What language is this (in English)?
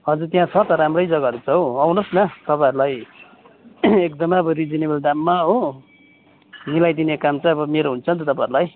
Nepali